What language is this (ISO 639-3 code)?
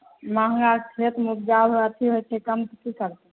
mai